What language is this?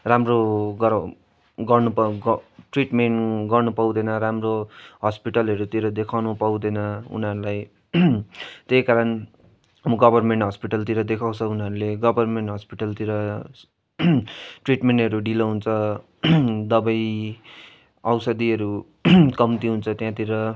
Nepali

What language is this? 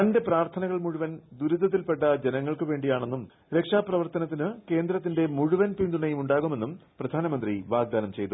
Malayalam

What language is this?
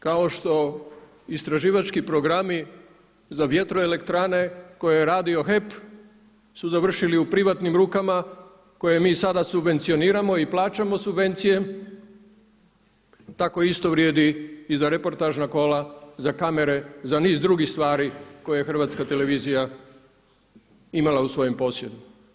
Croatian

